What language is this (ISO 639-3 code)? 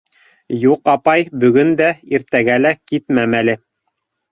bak